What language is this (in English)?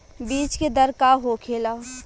Bhojpuri